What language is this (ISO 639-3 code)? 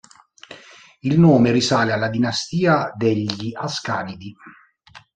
ita